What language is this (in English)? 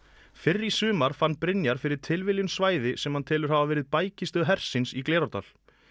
Icelandic